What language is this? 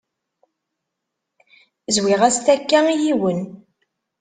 Kabyle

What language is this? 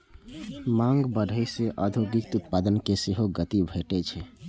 Maithili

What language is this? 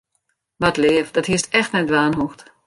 Western Frisian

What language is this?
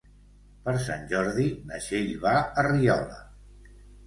Catalan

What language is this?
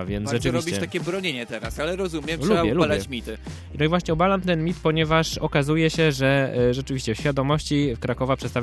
Polish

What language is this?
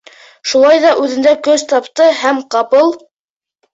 Bashkir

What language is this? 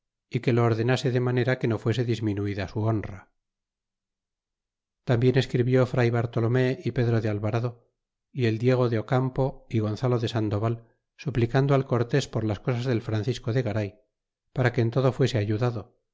Spanish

